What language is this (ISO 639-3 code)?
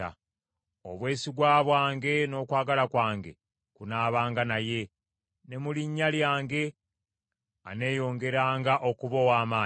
lug